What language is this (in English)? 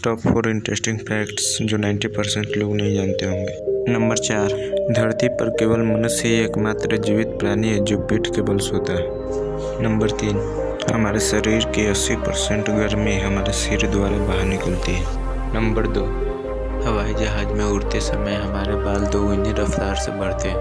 Hindi